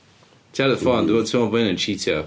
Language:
Welsh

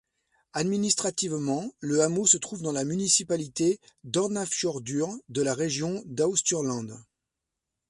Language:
French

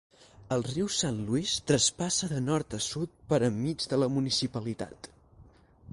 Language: Catalan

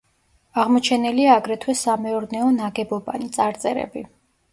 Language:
Georgian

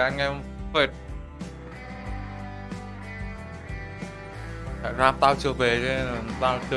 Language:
Vietnamese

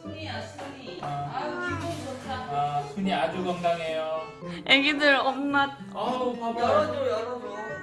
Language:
Korean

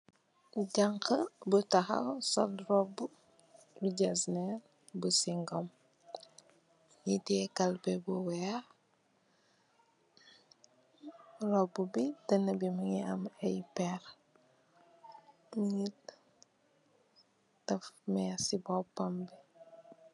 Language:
Wolof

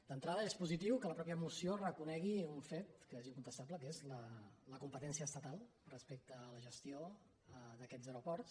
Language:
Catalan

